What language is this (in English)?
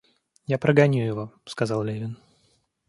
Russian